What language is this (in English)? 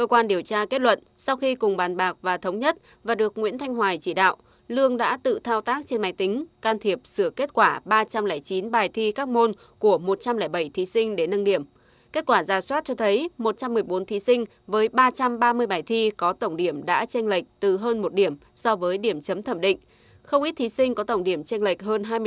Vietnamese